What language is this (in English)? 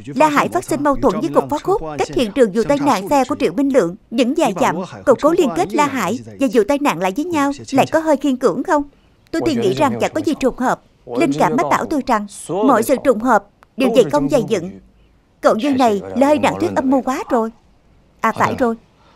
Vietnamese